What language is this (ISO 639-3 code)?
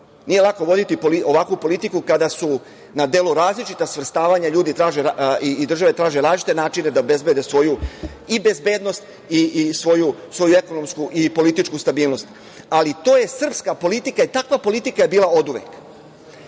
srp